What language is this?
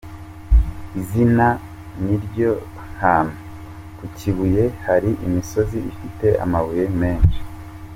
Kinyarwanda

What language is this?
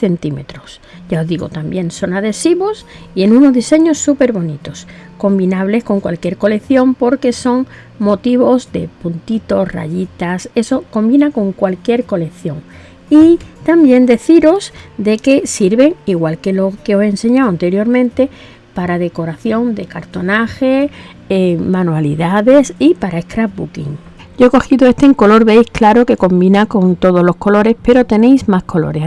Spanish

